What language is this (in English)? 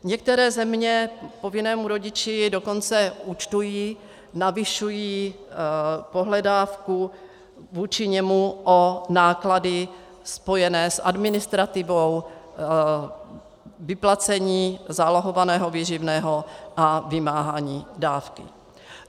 Czech